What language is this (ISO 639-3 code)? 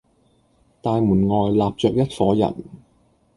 yue